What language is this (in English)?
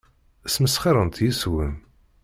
Kabyle